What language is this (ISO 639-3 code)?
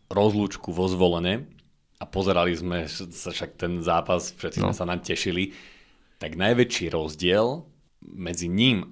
slk